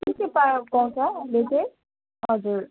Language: Nepali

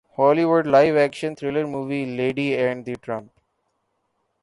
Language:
Urdu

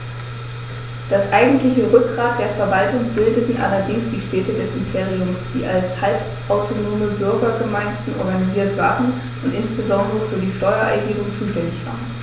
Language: German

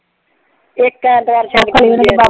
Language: Punjabi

